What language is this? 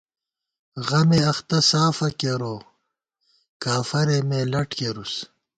Gawar-Bati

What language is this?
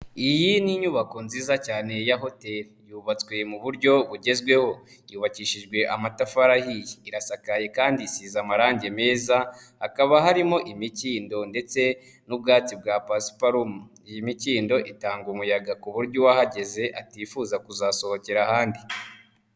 Kinyarwanda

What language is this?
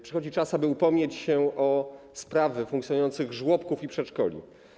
Polish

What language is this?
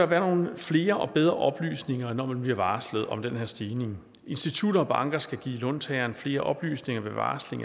Danish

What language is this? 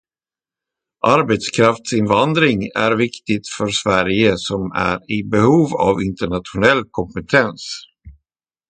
Swedish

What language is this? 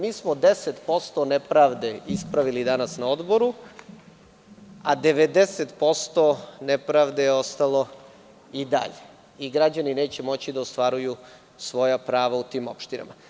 Serbian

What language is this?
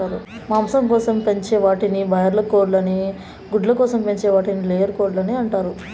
Telugu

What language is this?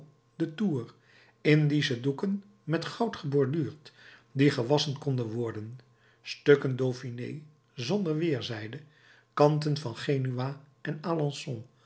Dutch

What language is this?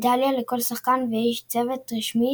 Hebrew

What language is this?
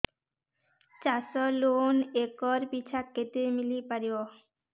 Odia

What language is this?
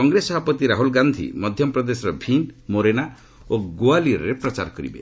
Odia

